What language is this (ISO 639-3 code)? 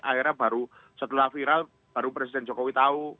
ind